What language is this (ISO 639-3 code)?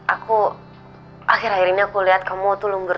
ind